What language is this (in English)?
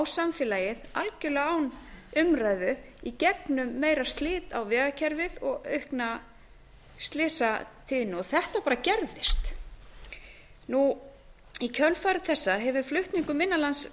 Icelandic